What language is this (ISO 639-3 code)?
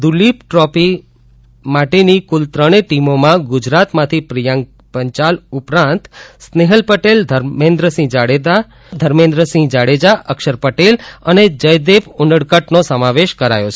guj